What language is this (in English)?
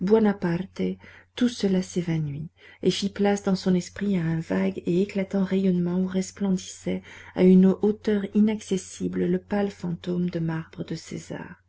French